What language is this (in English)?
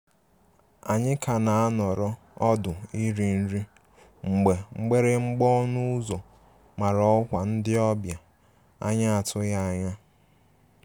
Igbo